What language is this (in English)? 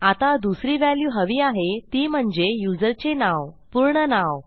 Marathi